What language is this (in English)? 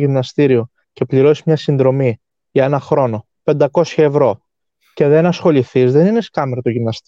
Greek